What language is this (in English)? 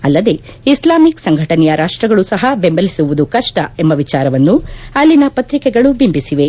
Kannada